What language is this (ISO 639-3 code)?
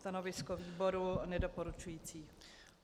ces